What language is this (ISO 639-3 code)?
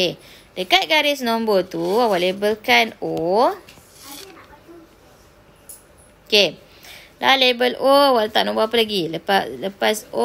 msa